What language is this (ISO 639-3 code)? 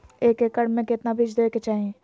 mag